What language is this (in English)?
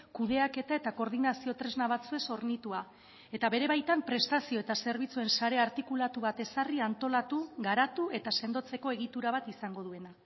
Basque